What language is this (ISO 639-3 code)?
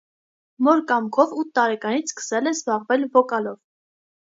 hye